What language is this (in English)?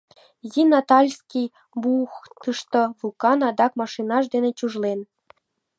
Mari